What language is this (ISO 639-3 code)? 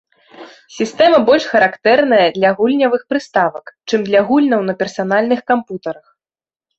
bel